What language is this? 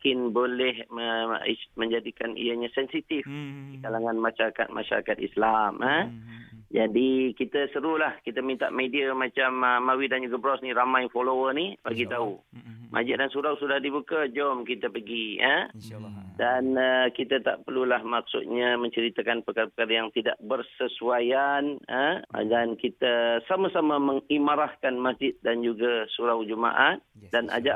Malay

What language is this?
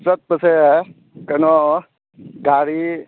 Manipuri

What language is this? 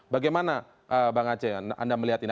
Indonesian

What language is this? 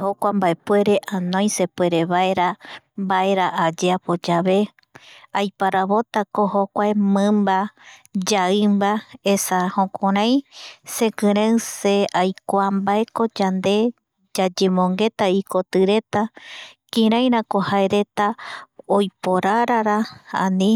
Eastern Bolivian Guaraní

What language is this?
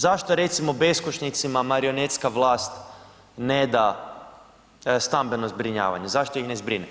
Croatian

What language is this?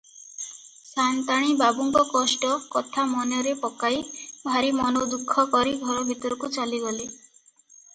Odia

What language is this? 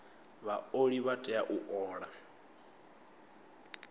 Venda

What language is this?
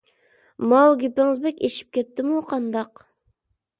Uyghur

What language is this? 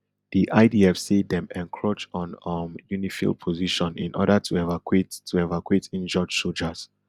Nigerian Pidgin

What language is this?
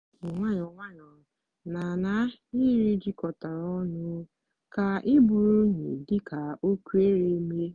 Igbo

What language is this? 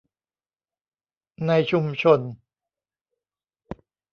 Thai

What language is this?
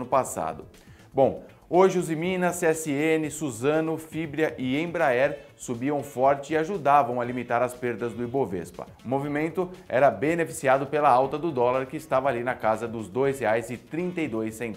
Portuguese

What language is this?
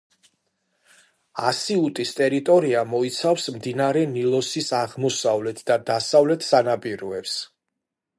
Georgian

